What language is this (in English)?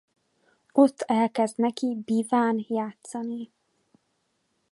Hungarian